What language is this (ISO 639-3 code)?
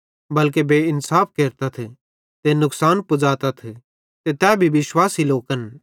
bhd